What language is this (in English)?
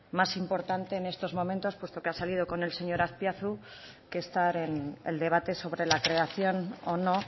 Spanish